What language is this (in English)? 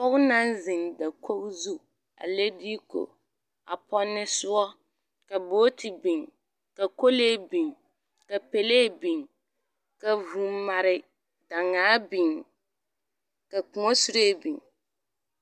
Southern Dagaare